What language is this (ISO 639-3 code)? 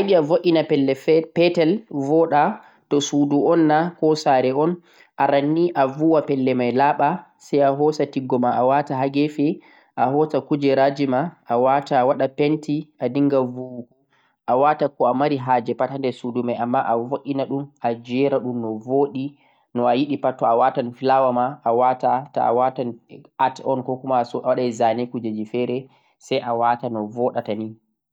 fuq